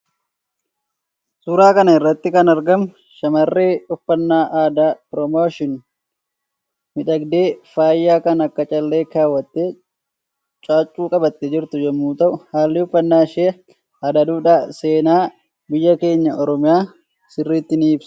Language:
Oromo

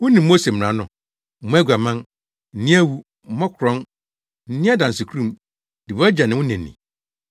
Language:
Akan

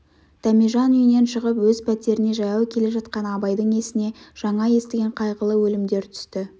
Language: Kazakh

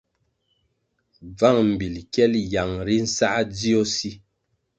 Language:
Kwasio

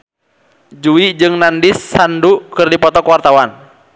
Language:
Sundanese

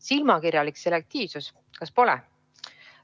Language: Estonian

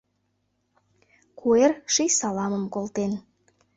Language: Mari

